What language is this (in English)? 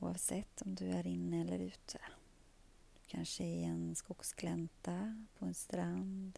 Swedish